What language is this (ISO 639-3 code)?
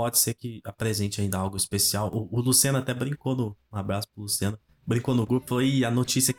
por